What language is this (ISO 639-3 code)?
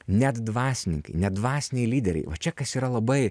lit